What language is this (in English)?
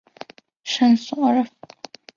Chinese